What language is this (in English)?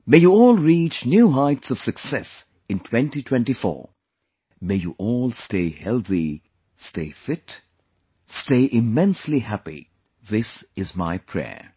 English